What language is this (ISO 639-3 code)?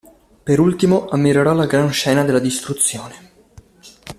ita